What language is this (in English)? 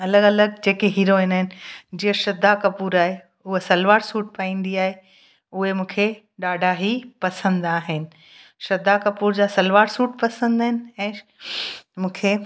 Sindhi